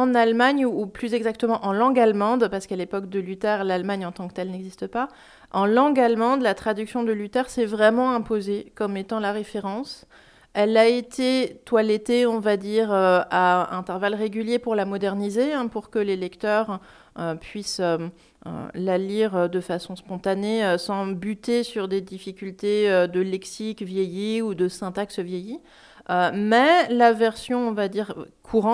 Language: French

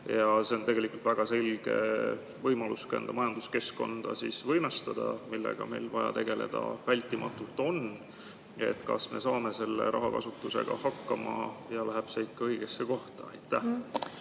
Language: Estonian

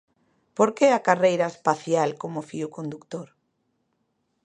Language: Galician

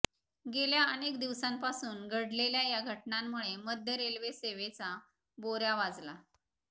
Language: Marathi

